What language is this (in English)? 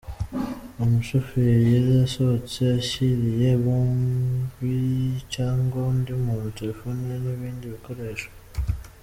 Kinyarwanda